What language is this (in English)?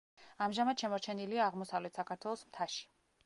Georgian